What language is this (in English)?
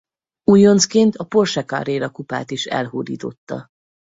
Hungarian